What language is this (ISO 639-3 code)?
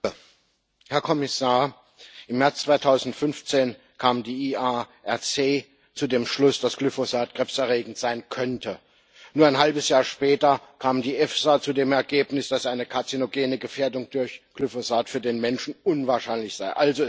deu